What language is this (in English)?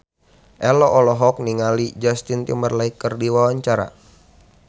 Sundanese